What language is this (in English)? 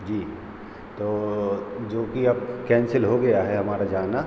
Hindi